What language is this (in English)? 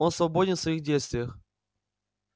Russian